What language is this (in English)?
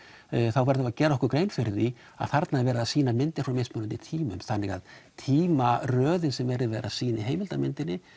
Icelandic